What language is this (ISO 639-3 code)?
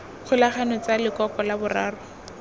tsn